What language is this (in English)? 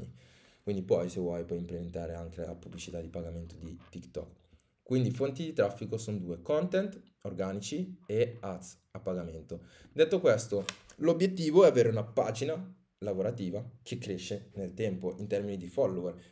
Italian